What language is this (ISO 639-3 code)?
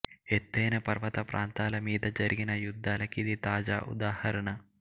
tel